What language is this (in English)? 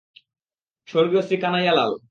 Bangla